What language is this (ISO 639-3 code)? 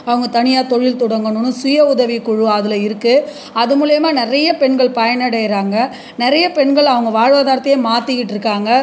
tam